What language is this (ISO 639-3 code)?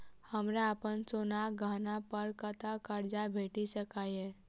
mai